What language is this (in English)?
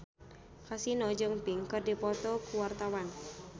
Sundanese